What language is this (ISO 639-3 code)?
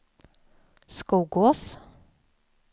swe